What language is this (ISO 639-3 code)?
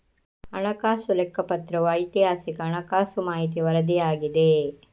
kan